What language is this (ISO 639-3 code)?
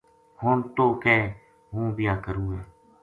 gju